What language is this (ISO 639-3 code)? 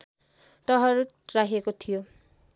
nep